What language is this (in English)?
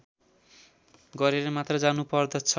Nepali